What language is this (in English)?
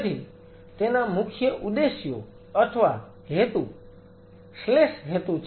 Gujarati